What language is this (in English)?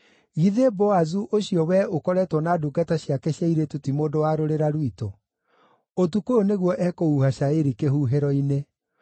Kikuyu